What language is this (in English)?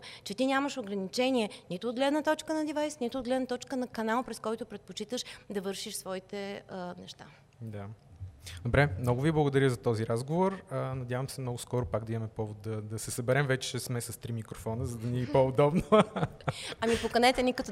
Bulgarian